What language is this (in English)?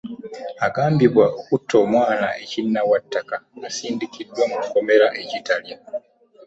Ganda